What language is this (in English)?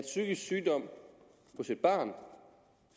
Danish